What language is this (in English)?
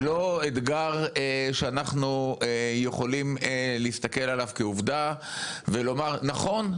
Hebrew